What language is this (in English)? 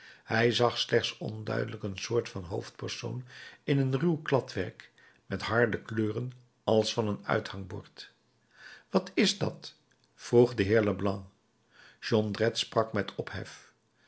Dutch